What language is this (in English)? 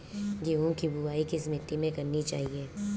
Hindi